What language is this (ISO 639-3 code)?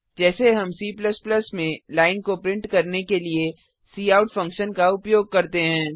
hin